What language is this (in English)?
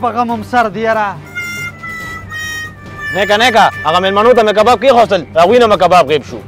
Arabic